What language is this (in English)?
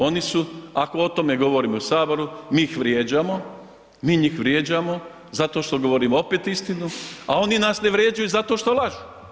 Croatian